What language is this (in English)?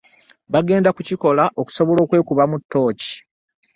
Ganda